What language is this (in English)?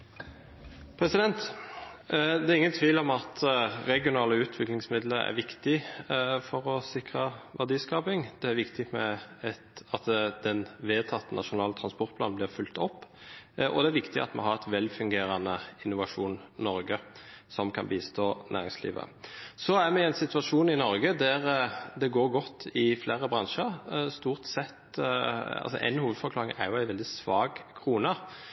Norwegian Bokmål